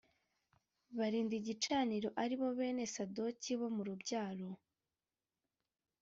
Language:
Kinyarwanda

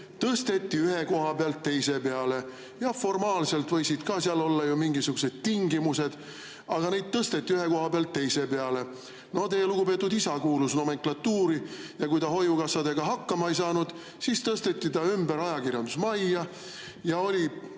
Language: Estonian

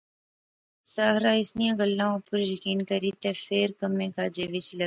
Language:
Pahari-Potwari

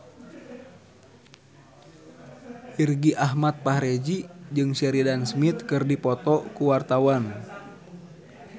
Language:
Sundanese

